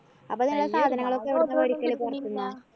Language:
Malayalam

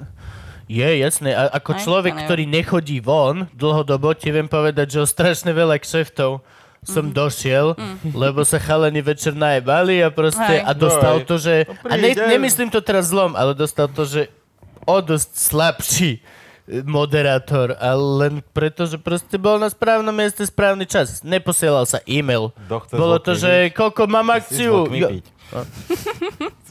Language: Slovak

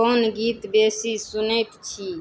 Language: Maithili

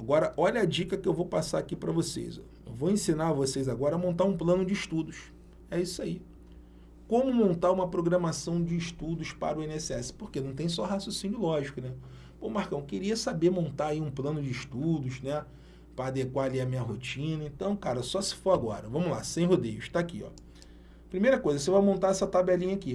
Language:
Portuguese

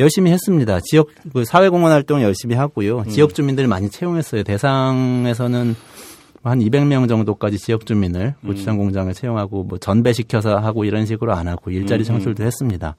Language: Korean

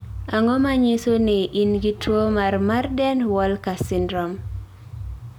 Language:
Luo (Kenya and Tanzania)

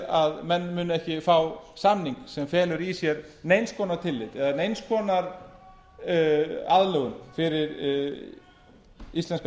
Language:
Icelandic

